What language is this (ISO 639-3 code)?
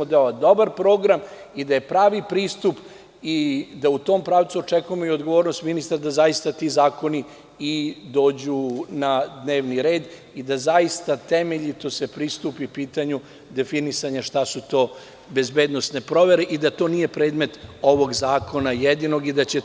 srp